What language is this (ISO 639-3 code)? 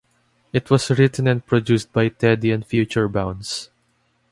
eng